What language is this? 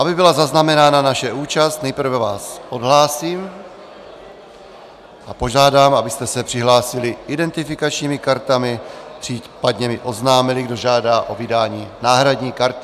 Czech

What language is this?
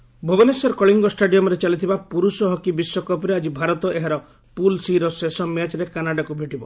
Odia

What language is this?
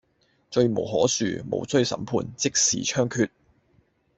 Cantonese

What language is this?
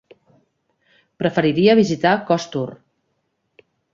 Catalan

